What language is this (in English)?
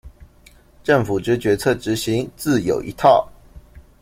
Chinese